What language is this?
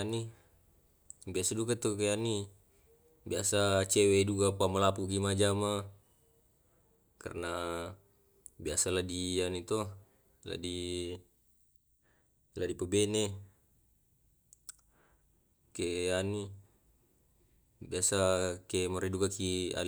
Tae'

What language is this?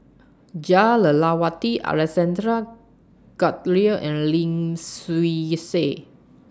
English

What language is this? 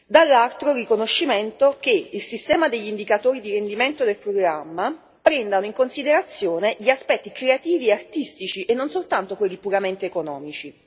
Italian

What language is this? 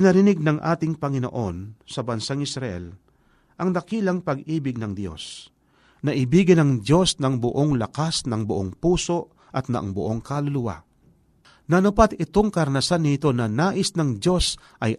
Filipino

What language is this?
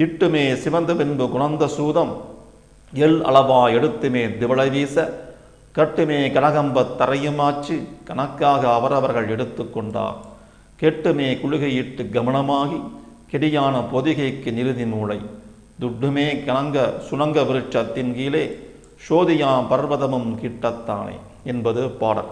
Tamil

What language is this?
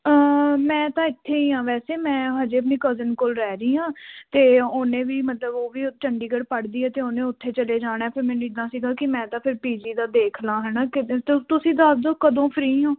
Punjabi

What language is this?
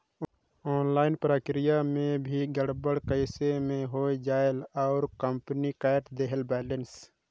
Chhattisgarhi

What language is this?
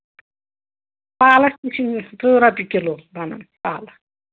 Kashmiri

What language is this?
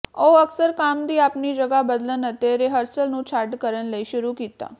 Punjabi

